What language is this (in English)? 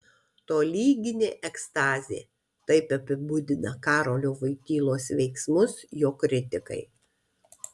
Lithuanian